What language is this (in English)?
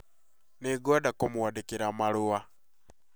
Kikuyu